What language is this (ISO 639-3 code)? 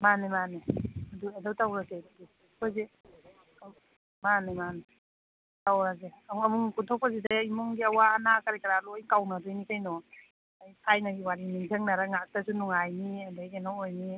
mni